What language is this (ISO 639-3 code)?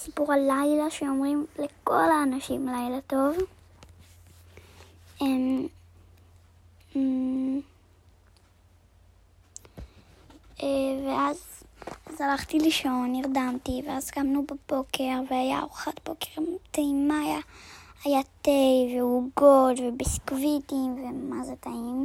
heb